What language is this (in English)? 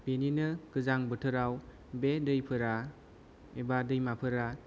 Bodo